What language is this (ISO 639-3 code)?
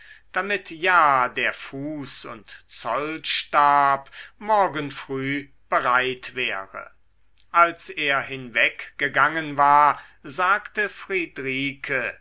deu